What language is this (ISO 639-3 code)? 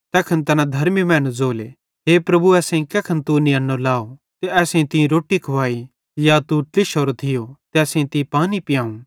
bhd